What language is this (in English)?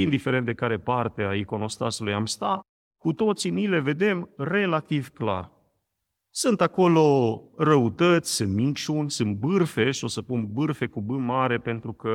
Romanian